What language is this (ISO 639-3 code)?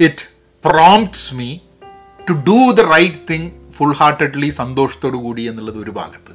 mal